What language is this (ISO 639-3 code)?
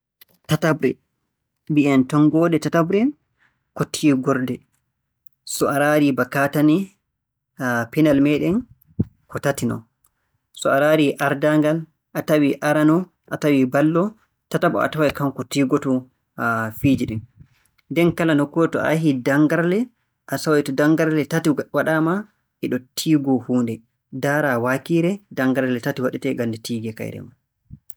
fue